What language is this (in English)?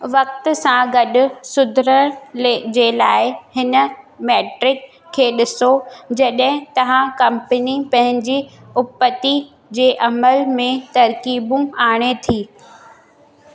Sindhi